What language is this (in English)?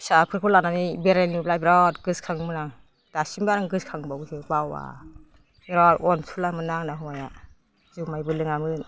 Bodo